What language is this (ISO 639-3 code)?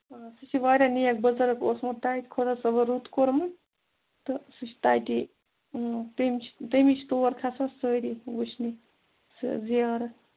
kas